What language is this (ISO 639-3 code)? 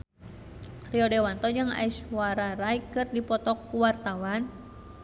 sun